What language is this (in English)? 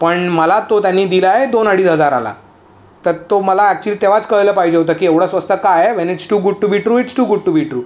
Marathi